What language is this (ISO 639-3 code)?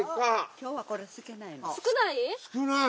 jpn